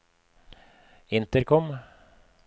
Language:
Norwegian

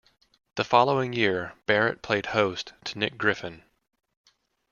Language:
English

